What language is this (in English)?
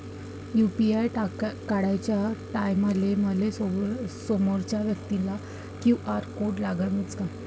Marathi